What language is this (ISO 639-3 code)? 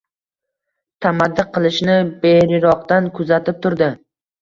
uzb